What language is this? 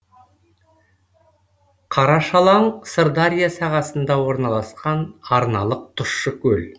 Kazakh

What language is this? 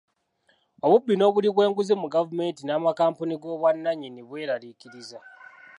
Ganda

